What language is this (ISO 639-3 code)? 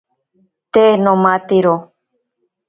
prq